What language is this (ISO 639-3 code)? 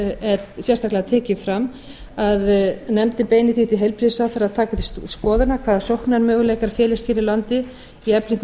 isl